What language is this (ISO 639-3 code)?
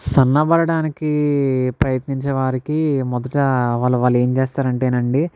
tel